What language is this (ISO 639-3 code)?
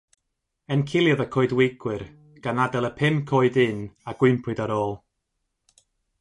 cym